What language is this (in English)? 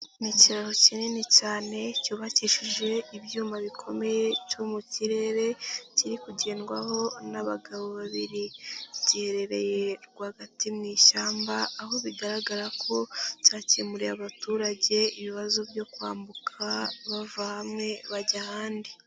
Kinyarwanda